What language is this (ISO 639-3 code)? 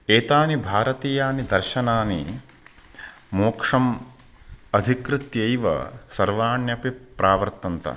san